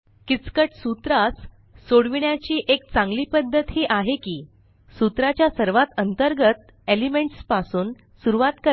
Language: Marathi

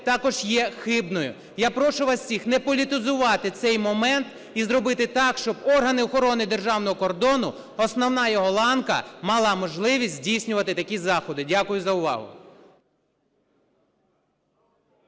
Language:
Ukrainian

